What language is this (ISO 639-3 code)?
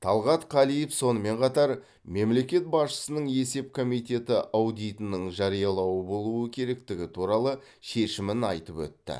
kaz